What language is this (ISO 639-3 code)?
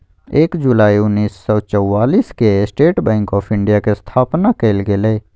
mag